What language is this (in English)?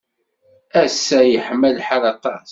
Kabyle